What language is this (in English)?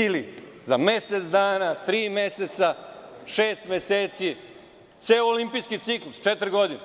Serbian